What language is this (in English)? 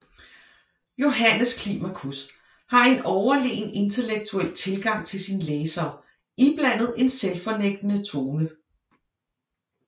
Danish